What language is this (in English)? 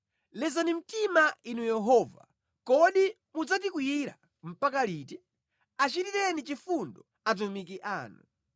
Nyanja